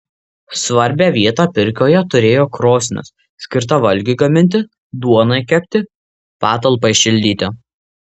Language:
Lithuanian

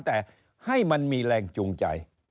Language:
Thai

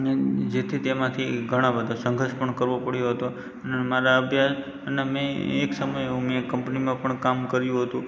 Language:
Gujarati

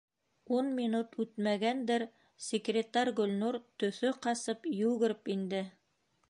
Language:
Bashkir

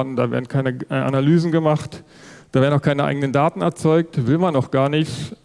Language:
German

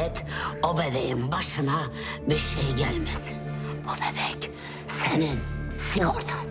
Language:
Turkish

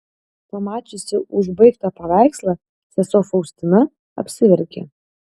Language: Lithuanian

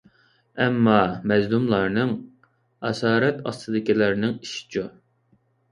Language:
Uyghur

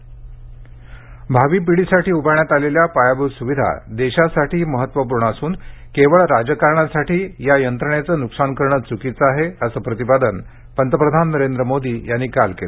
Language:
Marathi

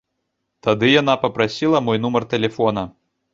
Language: Belarusian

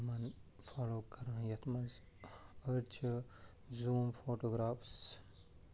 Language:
Kashmiri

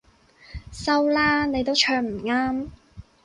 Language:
Cantonese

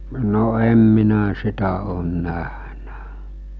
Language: Finnish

